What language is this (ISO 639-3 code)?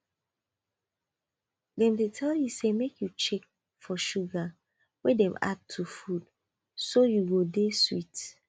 pcm